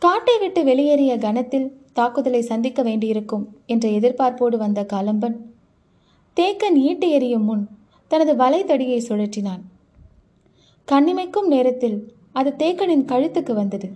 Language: Tamil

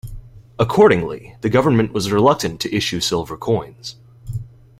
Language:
English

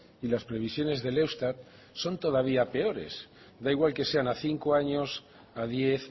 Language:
Spanish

